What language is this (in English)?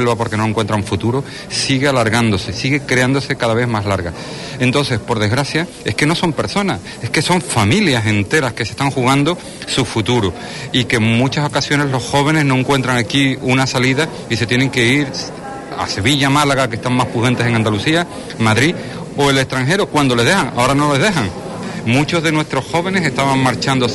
Spanish